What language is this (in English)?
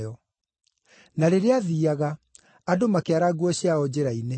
Kikuyu